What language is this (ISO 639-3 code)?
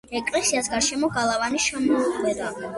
kat